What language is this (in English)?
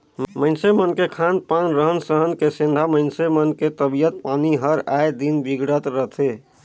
Chhattisgarhi